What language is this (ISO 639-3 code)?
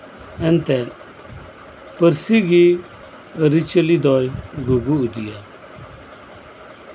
sat